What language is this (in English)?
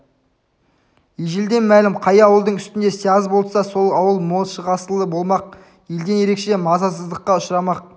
Kazakh